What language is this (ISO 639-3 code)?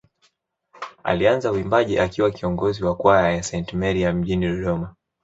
swa